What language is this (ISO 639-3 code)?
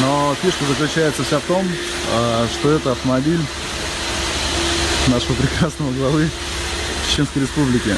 rus